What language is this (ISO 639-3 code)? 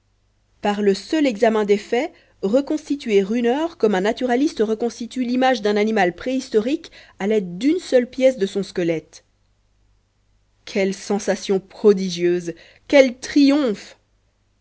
fra